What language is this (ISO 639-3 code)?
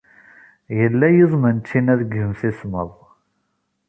kab